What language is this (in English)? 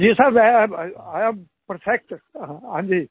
Hindi